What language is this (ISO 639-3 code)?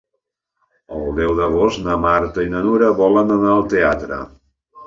cat